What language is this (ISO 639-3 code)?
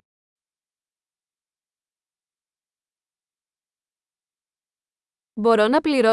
ell